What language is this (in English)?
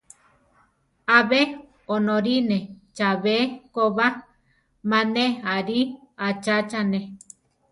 Central Tarahumara